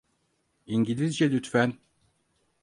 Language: Turkish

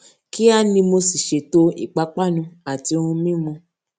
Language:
Yoruba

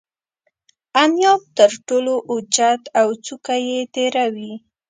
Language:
Pashto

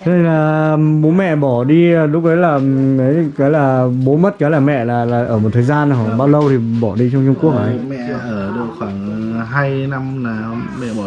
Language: Vietnamese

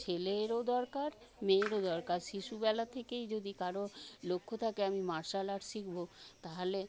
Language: Bangla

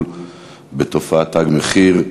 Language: Hebrew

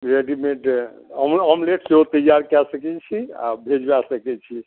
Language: Maithili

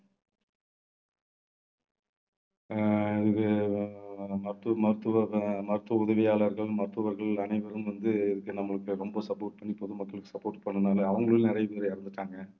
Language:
Tamil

